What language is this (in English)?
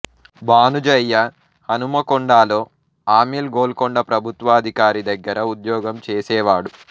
Telugu